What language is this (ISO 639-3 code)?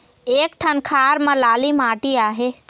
hne